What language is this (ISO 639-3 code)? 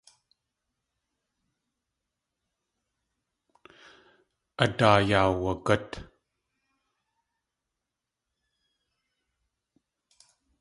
tli